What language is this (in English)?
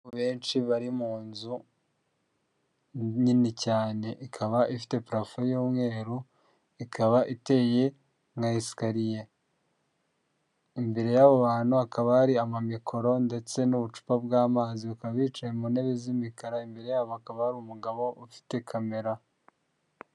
Kinyarwanda